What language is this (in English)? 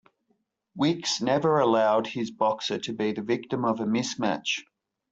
English